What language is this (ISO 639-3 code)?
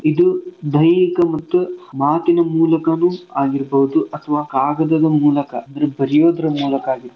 kan